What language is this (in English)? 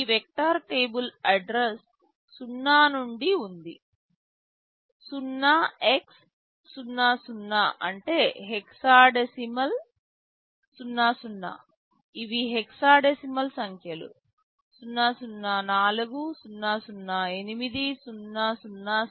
Telugu